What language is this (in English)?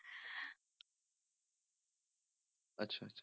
Punjabi